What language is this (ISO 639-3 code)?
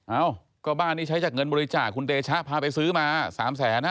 tha